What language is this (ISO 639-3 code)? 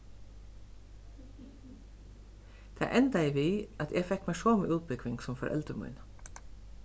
fao